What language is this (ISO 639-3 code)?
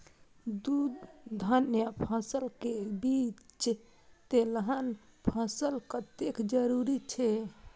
mai